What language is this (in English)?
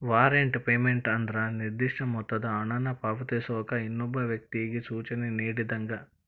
Kannada